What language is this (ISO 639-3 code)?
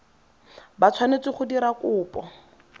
tsn